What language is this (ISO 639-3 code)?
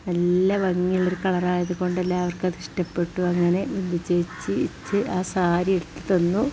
mal